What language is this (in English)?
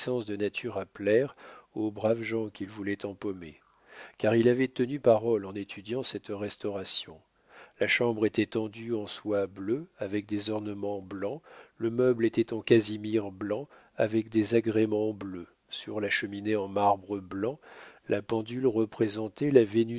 French